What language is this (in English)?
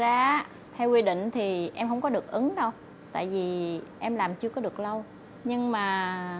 Vietnamese